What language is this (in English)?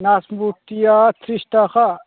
Bodo